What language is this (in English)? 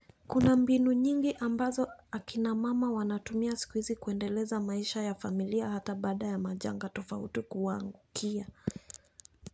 Luo (Kenya and Tanzania)